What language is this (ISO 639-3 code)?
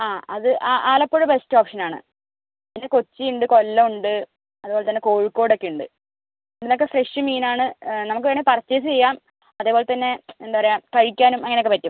mal